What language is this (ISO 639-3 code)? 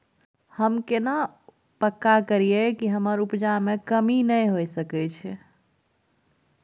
mai